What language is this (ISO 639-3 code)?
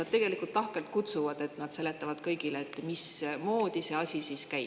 est